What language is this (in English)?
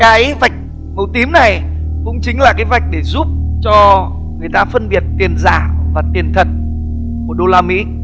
Vietnamese